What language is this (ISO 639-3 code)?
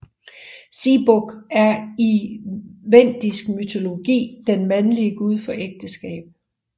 dan